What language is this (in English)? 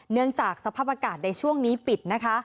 Thai